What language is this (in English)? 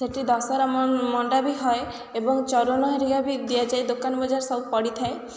Odia